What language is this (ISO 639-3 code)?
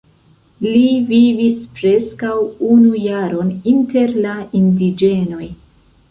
epo